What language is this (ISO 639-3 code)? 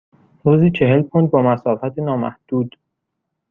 fas